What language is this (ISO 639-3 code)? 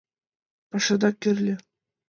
chm